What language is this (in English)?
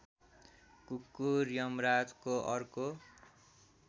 Nepali